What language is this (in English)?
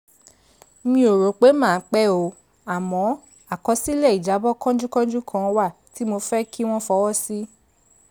Yoruba